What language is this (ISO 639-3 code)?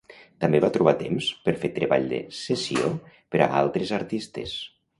cat